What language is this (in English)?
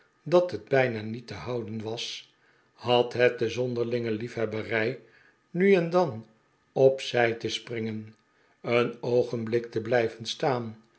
Dutch